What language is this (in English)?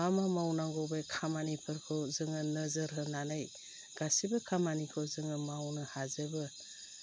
Bodo